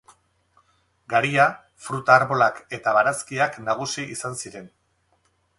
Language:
Basque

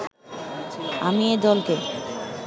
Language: Bangla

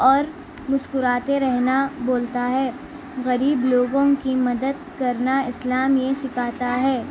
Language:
Urdu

